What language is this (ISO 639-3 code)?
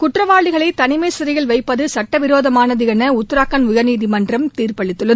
tam